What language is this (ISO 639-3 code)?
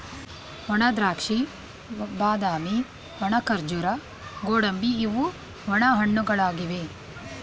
kan